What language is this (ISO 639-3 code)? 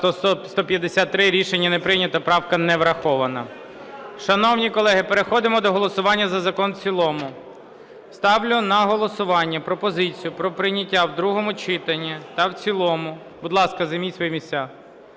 ukr